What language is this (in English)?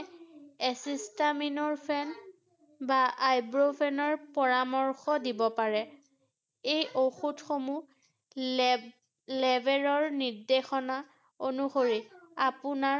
Assamese